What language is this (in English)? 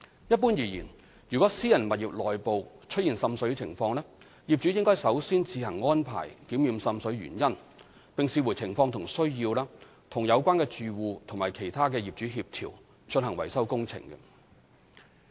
Cantonese